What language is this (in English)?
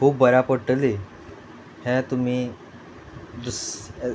Konkani